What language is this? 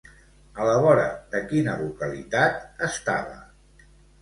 Catalan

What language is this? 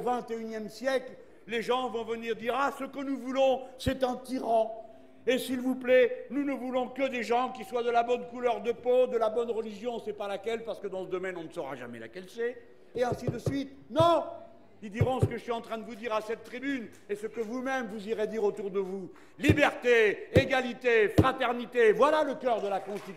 French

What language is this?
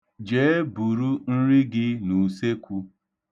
Igbo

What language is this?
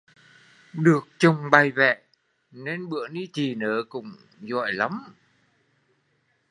Vietnamese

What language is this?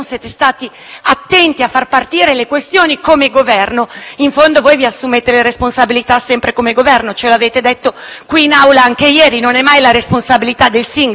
Italian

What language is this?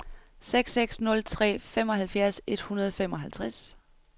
Danish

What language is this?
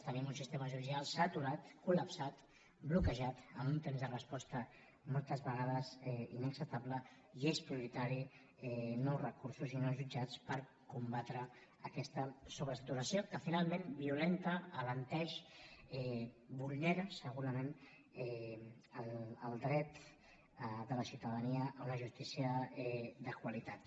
Catalan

